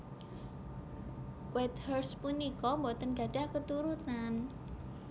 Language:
Javanese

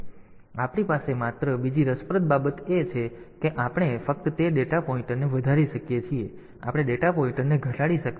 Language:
Gujarati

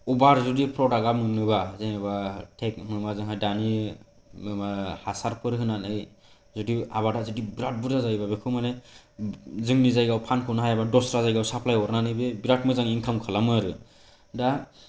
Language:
Bodo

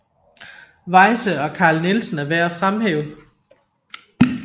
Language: Danish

